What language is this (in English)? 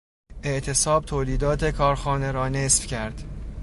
Persian